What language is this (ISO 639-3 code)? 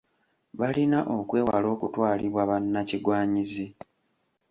lug